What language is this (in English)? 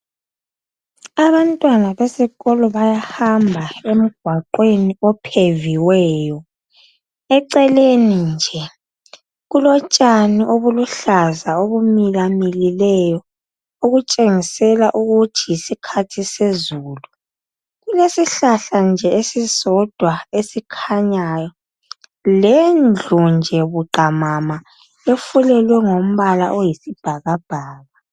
North Ndebele